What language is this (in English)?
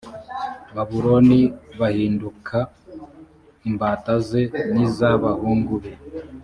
Kinyarwanda